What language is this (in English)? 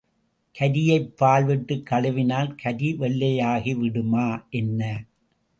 Tamil